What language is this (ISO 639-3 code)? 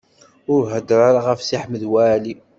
kab